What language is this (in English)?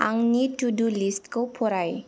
Bodo